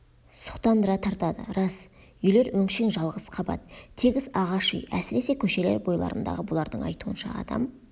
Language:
Kazakh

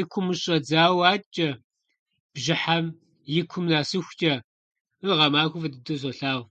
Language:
Kabardian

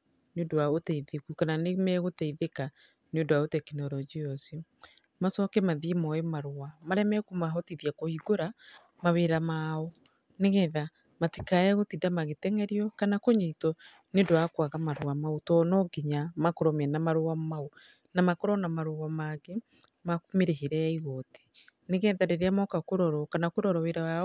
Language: Kikuyu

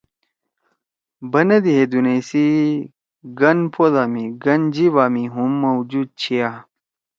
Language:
Torwali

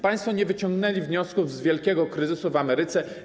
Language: Polish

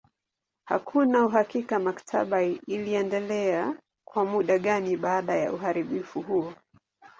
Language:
Swahili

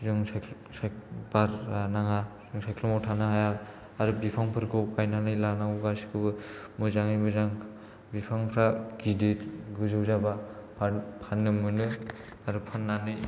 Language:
Bodo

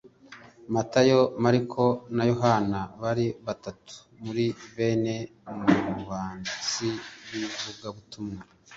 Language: Kinyarwanda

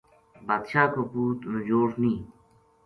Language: Gujari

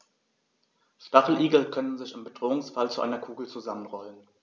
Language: German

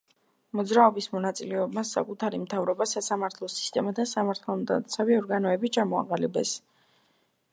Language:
Georgian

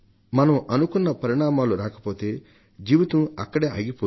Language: Telugu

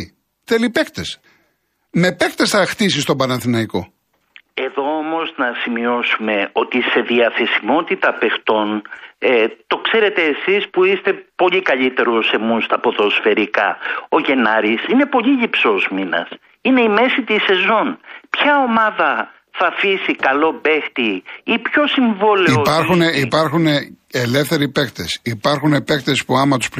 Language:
Greek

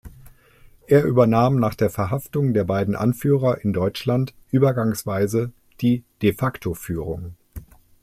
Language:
German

